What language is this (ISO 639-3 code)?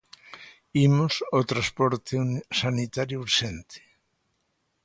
glg